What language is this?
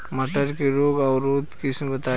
Bhojpuri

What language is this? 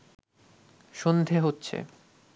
Bangla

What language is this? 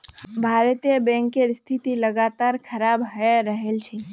Magahi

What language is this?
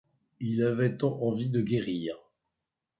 French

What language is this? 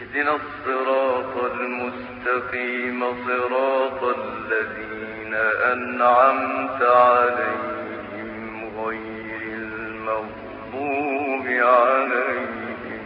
Arabic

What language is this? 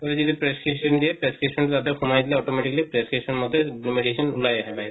Assamese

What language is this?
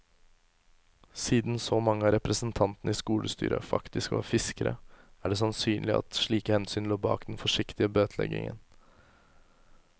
Norwegian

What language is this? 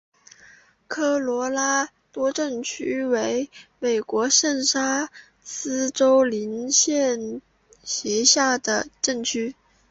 Chinese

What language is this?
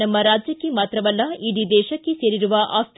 Kannada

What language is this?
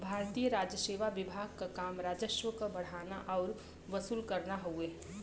Bhojpuri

